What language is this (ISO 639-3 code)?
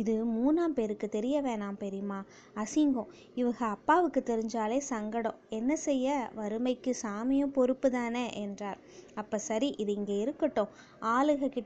tam